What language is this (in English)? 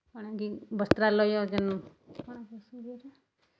Odia